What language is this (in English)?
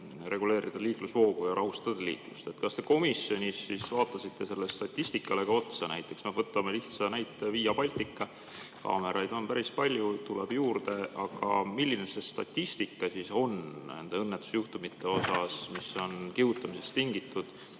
Estonian